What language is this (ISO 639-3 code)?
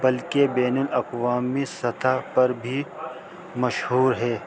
urd